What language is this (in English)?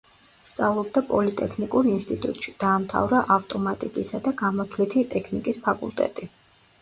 Georgian